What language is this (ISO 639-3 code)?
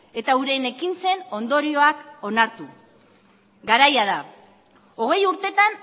eus